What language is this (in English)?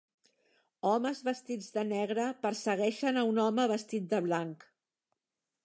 Catalan